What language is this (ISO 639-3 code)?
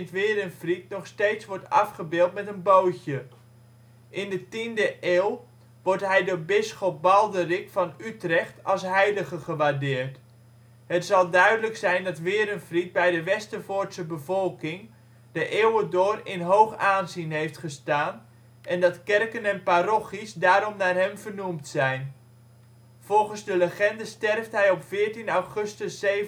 nld